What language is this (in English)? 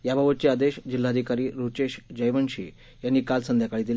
Marathi